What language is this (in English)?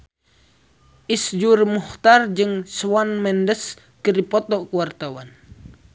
Sundanese